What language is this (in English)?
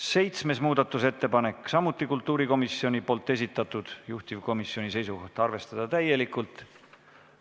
Estonian